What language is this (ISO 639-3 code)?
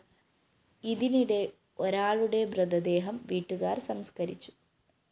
mal